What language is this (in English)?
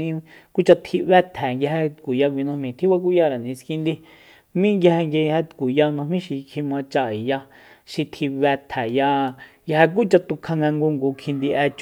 Soyaltepec Mazatec